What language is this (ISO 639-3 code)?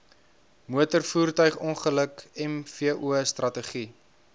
afr